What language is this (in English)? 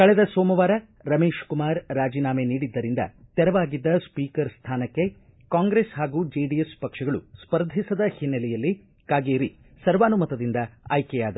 Kannada